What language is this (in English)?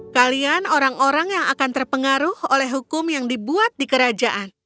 Indonesian